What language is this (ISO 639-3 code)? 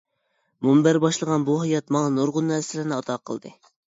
uig